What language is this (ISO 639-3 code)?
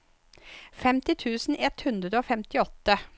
nor